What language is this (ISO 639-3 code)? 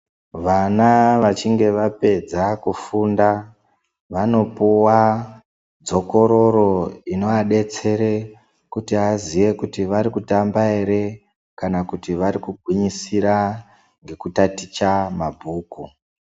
ndc